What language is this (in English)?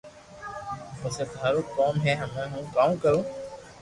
Loarki